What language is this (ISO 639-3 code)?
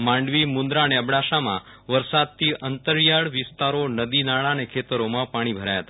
guj